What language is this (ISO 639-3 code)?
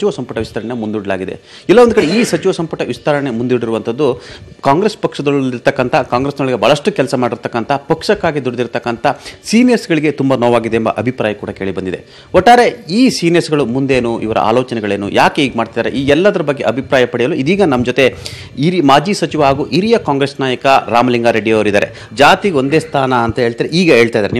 kan